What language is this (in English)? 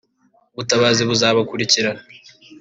Kinyarwanda